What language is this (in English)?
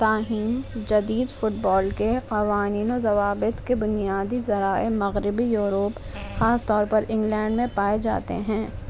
Urdu